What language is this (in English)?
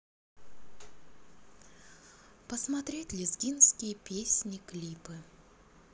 Russian